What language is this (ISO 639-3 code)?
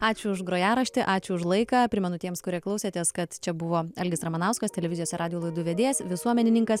lit